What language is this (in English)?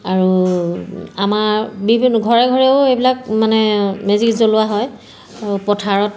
Assamese